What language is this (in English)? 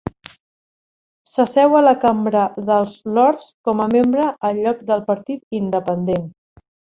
Catalan